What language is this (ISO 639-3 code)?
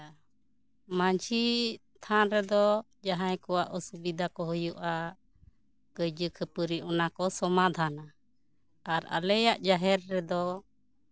sat